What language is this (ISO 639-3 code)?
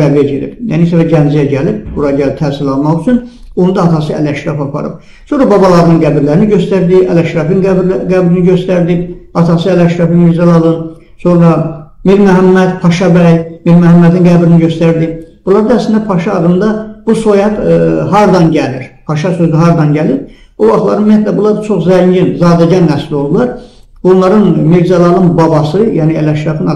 tur